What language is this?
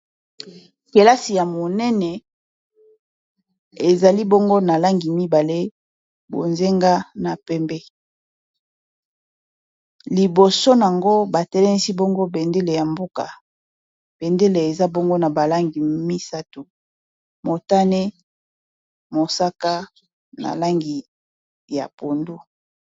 Lingala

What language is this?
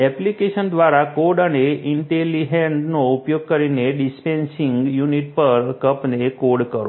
Gujarati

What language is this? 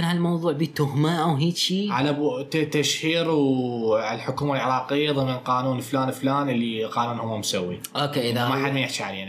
Arabic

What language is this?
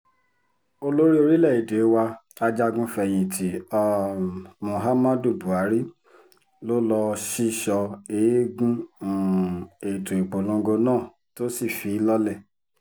Yoruba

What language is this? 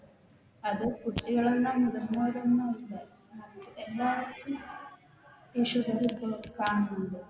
Malayalam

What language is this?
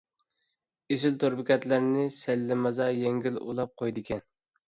Uyghur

